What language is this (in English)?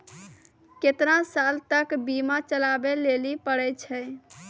Maithili